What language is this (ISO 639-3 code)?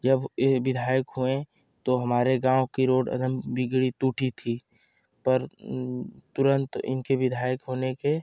hin